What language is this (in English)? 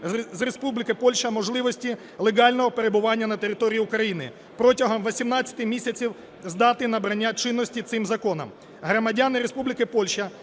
Ukrainian